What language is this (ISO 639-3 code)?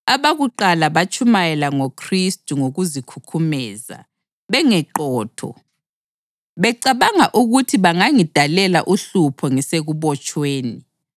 nde